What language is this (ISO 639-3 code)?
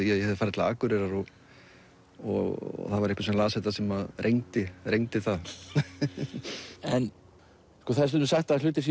isl